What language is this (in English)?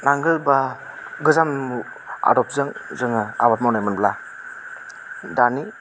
Bodo